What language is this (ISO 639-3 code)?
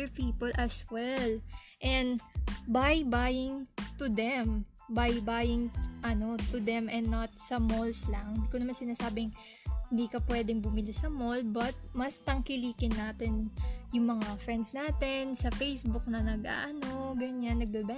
fil